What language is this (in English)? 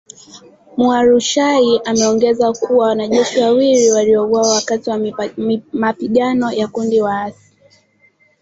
Swahili